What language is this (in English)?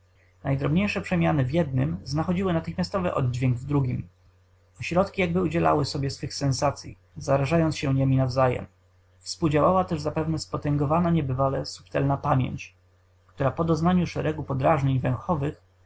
Polish